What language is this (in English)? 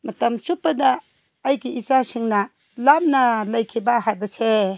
Manipuri